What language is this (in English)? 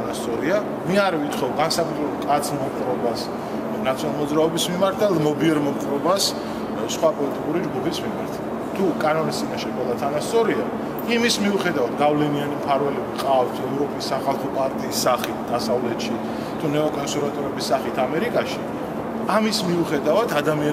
Turkish